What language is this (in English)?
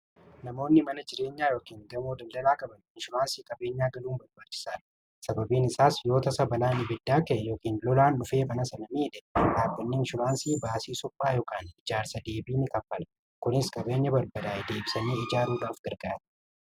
Oromo